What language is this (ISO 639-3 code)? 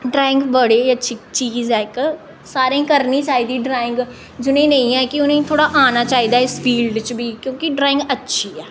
doi